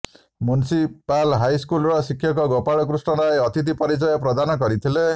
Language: Odia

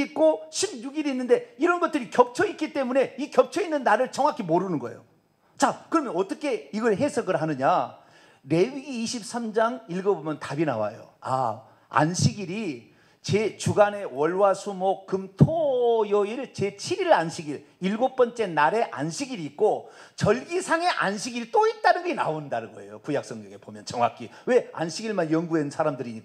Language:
Korean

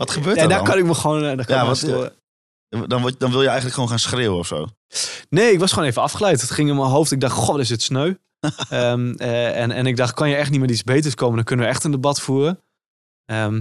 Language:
Dutch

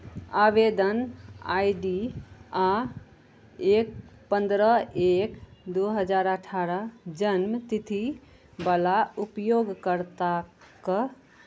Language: Maithili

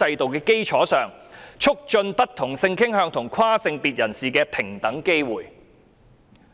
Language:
Cantonese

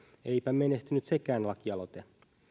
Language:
Finnish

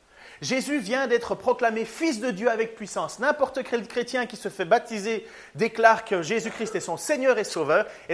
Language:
French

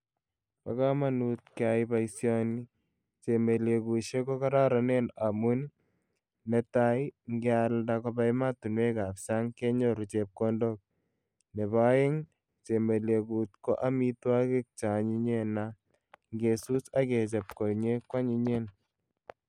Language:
Kalenjin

